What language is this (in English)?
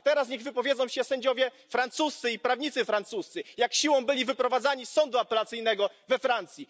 Polish